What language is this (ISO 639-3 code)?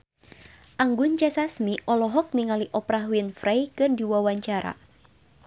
sun